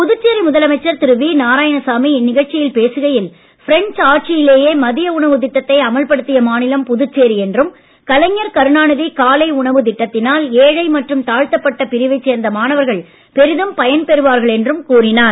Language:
Tamil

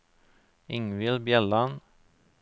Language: Norwegian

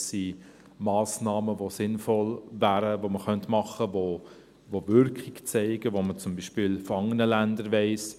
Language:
Swiss German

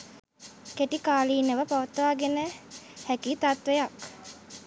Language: Sinhala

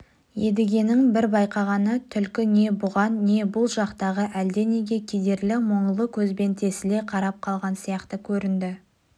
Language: Kazakh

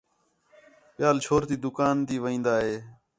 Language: Khetrani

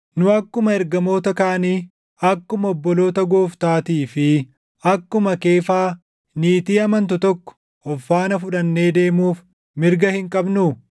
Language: Oromo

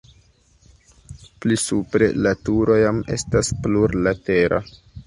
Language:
Esperanto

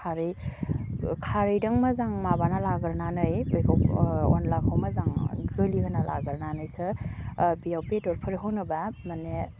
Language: Bodo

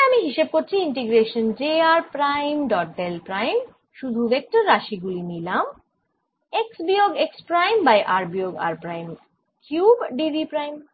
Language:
Bangla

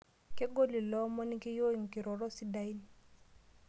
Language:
Masai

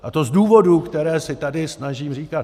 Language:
Czech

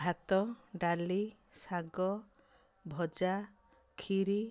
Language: Odia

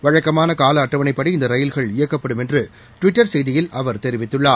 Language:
Tamil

